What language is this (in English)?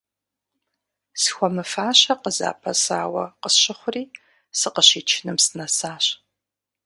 Kabardian